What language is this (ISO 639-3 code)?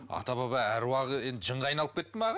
kaz